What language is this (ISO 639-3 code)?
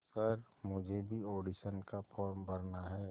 hin